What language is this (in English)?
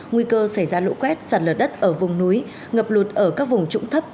Vietnamese